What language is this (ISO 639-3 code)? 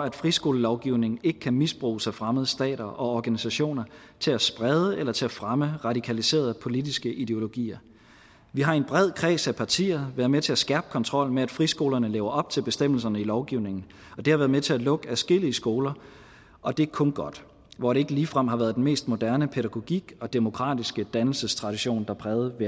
dan